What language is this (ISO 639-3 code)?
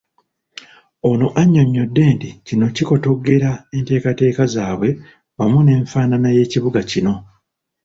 lug